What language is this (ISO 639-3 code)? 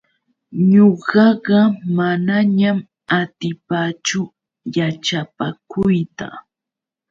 qux